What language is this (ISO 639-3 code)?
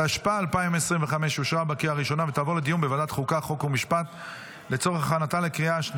heb